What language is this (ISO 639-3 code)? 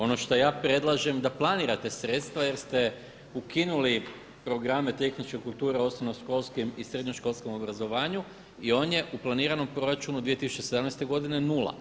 hrv